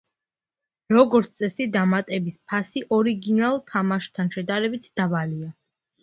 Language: Georgian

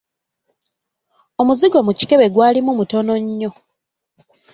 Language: Ganda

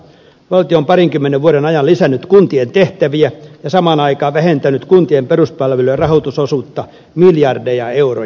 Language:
Finnish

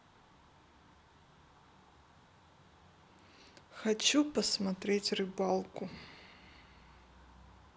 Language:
Russian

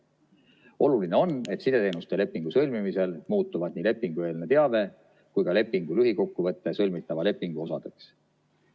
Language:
Estonian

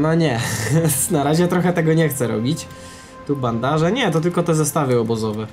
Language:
Polish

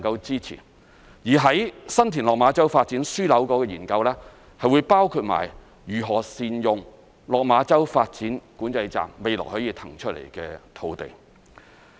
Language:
Cantonese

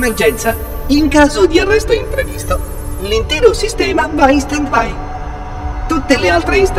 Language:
Italian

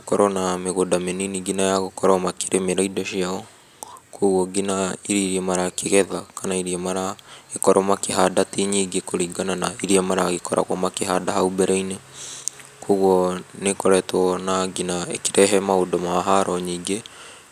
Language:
Kikuyu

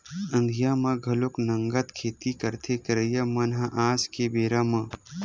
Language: Chhattisgarhi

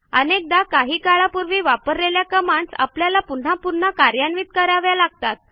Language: Marathi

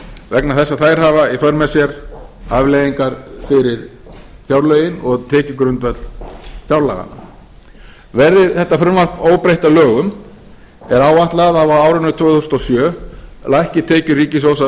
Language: Icelandic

